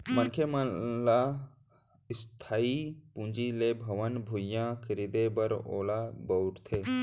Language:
Chhattisgarhi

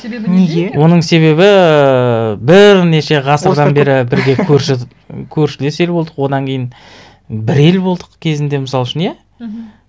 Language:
Kazakh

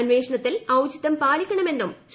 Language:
Malayalam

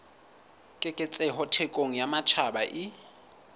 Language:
Southern Sotho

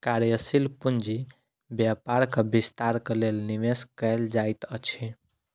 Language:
Maithili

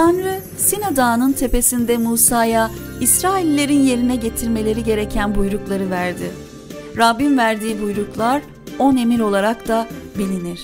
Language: Turkish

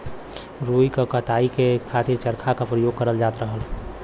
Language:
Bhojpuri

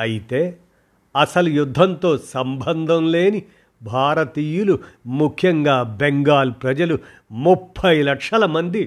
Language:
Telugu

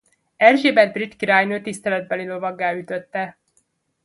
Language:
Hungarian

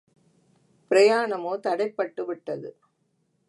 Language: Tamil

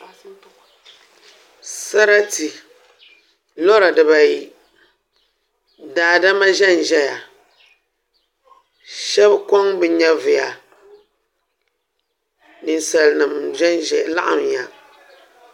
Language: Dagbani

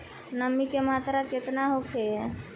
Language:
Bhojpuri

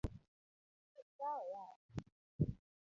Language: Luo (Kenya and Tanzania)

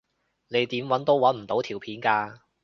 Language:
Cantonese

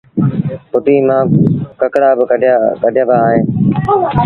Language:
Sindhi Bhil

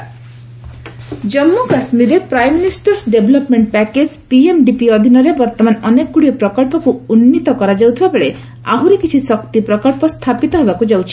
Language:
Odia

